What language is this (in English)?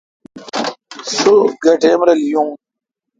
Kalkoti